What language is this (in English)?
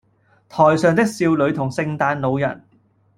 Cantonese